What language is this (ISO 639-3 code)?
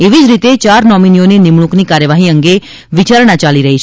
guj